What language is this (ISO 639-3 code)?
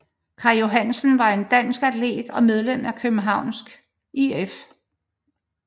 dan